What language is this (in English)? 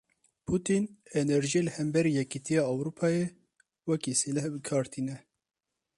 Kurdish